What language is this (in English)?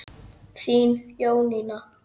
Icelandic